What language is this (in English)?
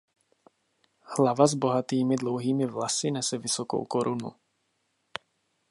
Czech